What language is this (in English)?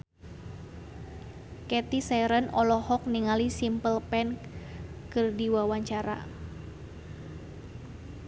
Sundanese